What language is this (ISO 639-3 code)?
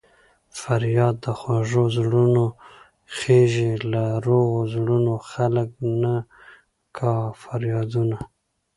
pus